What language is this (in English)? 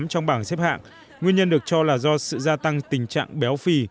Vietnamese